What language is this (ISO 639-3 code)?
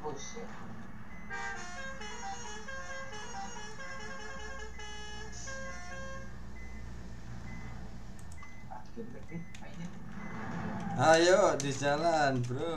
ind